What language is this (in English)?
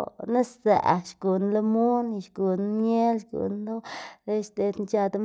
Xanaguía Zapotec